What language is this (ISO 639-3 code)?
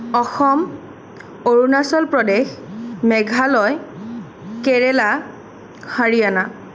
asm